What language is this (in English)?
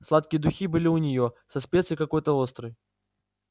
Russian